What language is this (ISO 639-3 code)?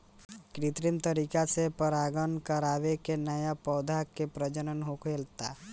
bho